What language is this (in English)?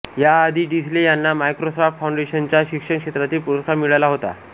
Marathi